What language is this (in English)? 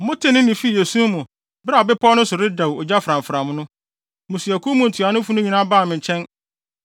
Akan